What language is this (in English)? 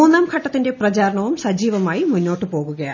Malayalam